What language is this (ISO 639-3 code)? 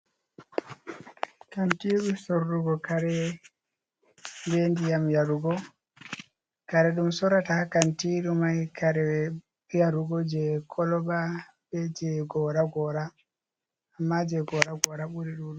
ful